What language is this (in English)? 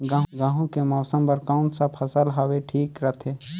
Chhattisgarhi